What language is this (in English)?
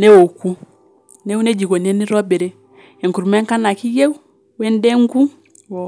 Masai